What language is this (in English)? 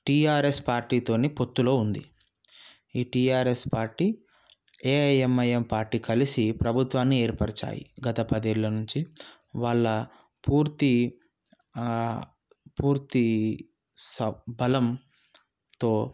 Telugu